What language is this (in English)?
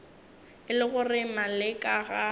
Northern Sotho